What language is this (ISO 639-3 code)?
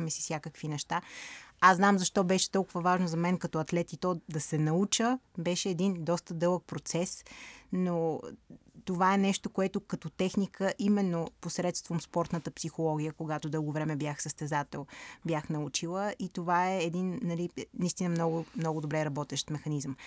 bul